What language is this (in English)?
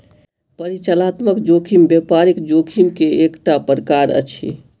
Maithili